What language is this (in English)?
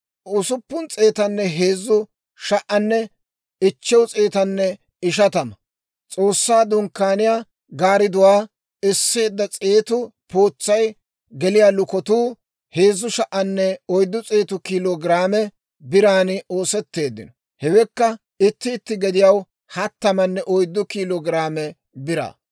Dawro